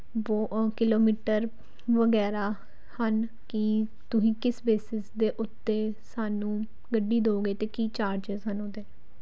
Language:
Punjabi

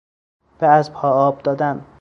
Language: Persian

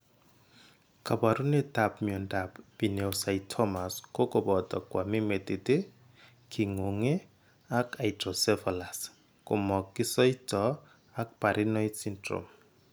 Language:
Kalenjin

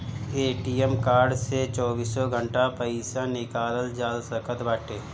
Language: Bhojpuri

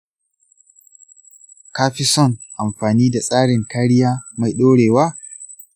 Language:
Hausa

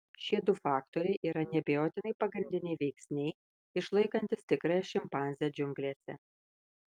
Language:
Lithuanian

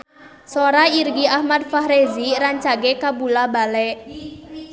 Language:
Sundanese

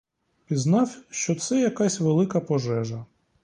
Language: Ukrainian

